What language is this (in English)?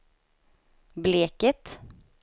Swedish